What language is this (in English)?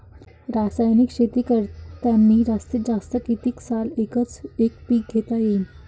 Marathi